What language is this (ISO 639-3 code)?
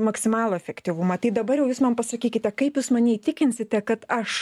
lit